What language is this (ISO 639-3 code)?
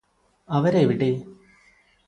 mal